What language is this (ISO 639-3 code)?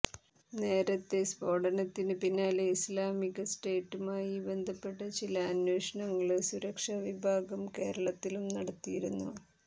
mal